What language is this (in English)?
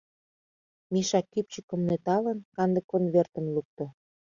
Mari